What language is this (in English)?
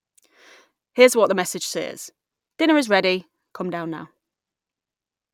English